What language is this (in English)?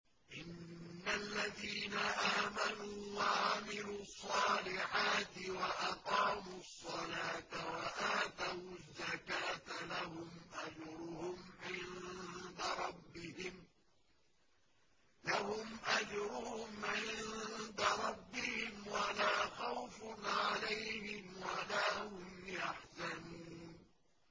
Arabic